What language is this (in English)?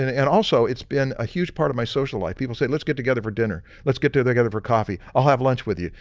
English